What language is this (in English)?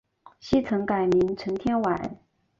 Chinese